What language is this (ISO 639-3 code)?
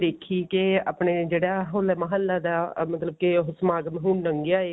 pan